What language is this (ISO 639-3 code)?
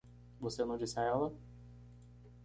por